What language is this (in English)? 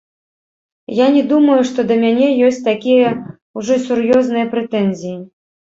Belarusian